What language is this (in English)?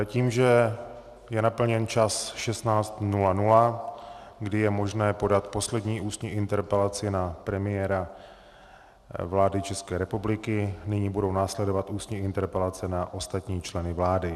Czech